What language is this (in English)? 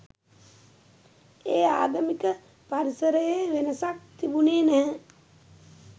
Sinhala